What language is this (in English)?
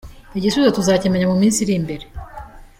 Kinyarwanda